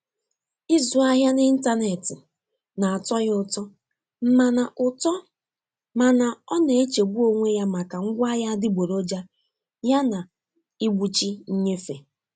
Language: Igbo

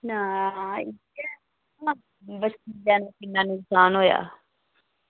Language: Dogri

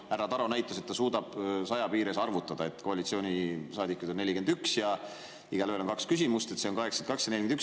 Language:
Estonian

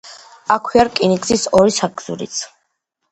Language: Georgian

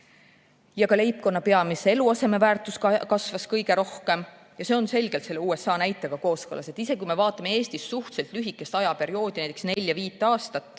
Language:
Estonian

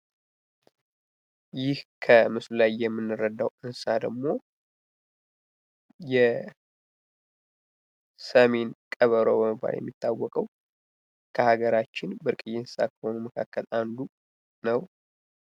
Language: Amharic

